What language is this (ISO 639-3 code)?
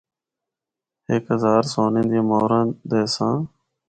hno